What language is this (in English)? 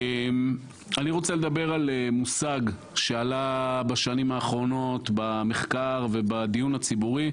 Hebrew